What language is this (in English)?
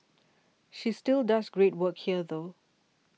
English